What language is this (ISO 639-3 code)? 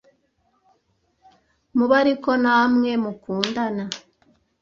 kin